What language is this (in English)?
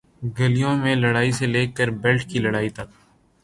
Urdu